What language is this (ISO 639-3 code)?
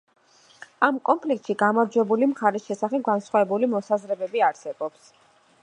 kat